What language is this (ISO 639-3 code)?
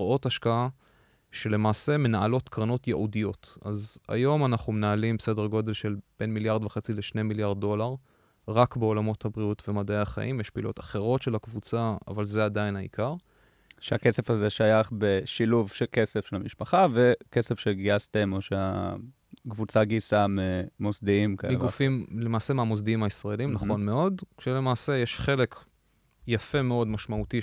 heb